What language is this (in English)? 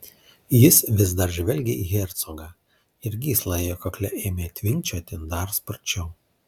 Lithuanian